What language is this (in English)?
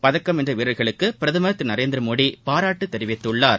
Tamil